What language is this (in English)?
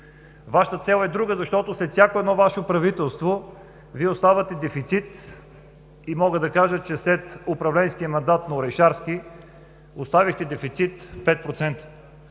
Bulgarian